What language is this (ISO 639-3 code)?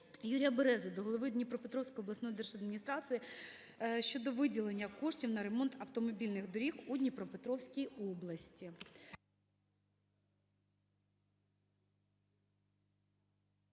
ukr